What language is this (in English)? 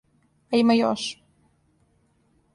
Serbian